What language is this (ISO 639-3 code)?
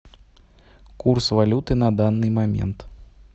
rus